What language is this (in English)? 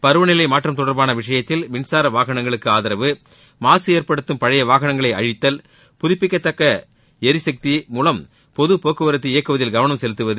Tamil